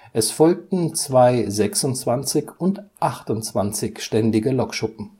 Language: German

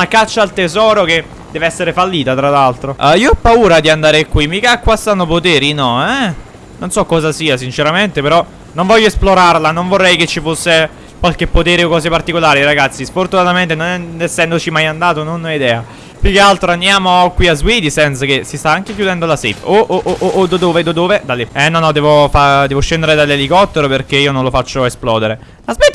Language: Italian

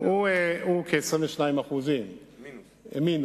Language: Hebrew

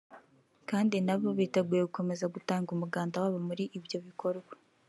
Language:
Kinyarwanda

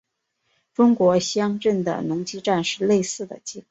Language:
Chinese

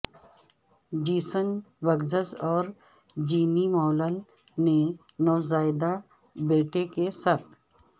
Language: Urdu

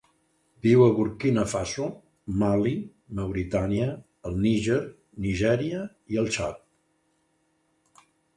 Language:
Catalan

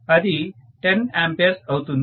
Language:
Telugu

